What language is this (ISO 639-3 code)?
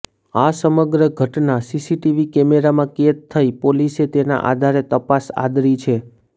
guj